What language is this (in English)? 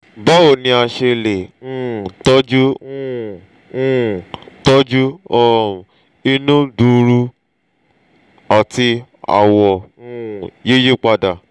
Yoruba